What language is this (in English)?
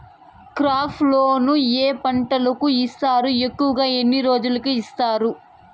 Telugu